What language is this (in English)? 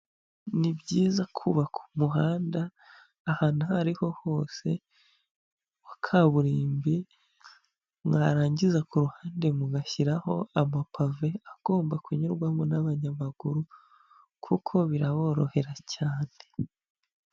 Kinyarwanda